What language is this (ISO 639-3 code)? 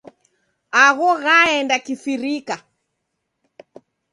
dav